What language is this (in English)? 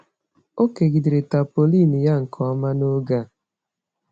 Igbo